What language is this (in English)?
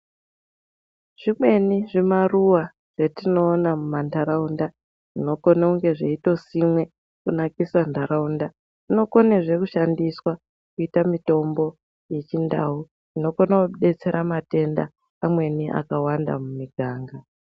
Ndau